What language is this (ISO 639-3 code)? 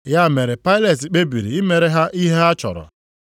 ibo